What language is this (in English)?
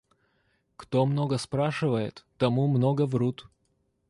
Russian